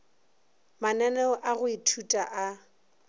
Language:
Northern Sotho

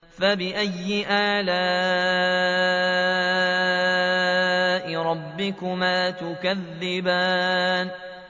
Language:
Arabic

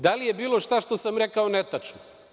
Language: Serbian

